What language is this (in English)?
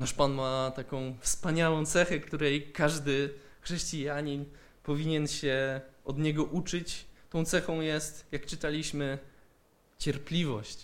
Polish